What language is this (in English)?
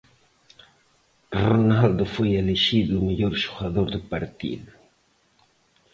Galician